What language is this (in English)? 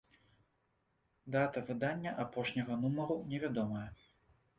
Belarusian